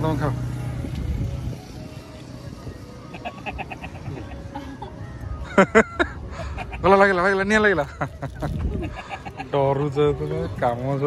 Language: Bangla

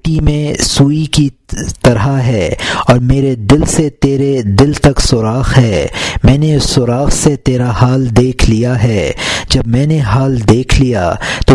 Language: Urdu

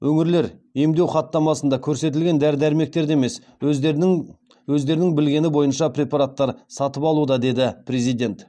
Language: Kazakh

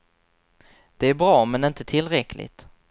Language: Swedish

